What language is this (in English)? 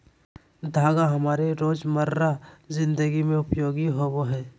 Magahi